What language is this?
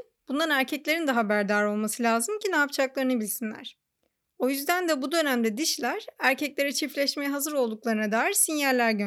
Turkish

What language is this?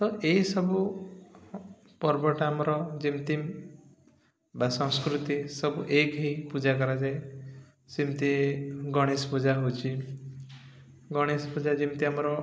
Odia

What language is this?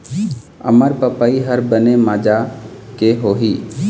Chhattisgarhi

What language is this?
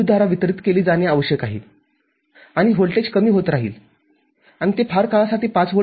Marathi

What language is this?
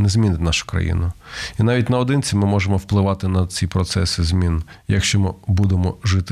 Ukrainian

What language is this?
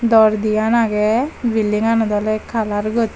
Chakma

